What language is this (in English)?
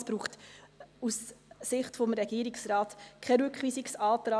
Swiss German